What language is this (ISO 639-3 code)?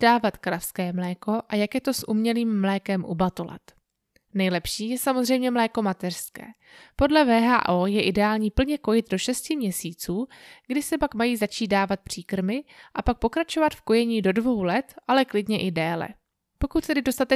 ces